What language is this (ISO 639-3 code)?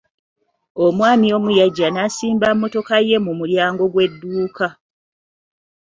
lug